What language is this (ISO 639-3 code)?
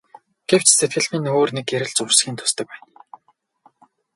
mon